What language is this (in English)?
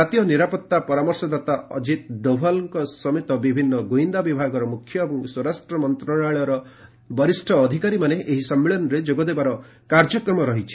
Odia